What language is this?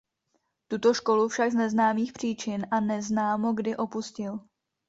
Czech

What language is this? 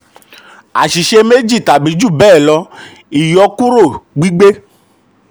Yoruba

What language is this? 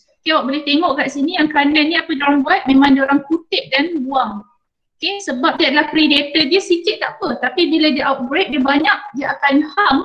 Malay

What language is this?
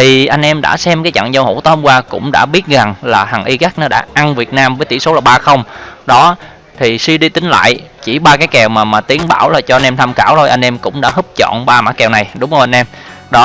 Vietnamese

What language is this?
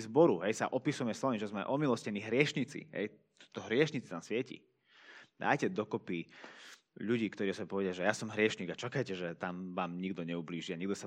Slovak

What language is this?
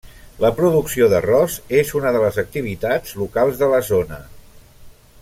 Catalan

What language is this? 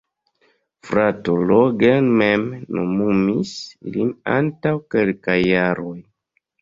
Esperanto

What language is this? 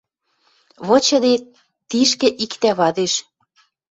Western Mari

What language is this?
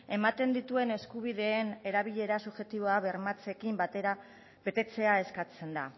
Basque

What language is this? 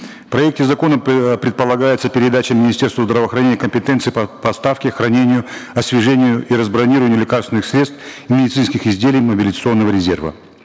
Kazakh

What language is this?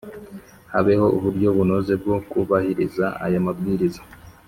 Kinyarwanda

